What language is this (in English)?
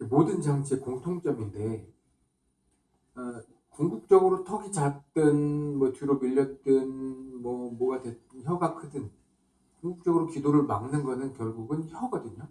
Korean